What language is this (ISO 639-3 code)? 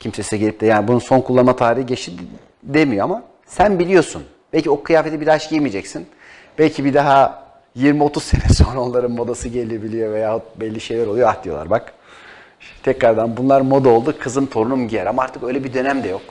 tur